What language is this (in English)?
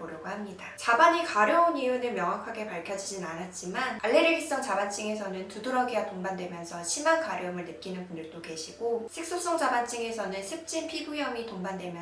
Korean